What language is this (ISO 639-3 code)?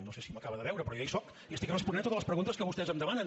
cat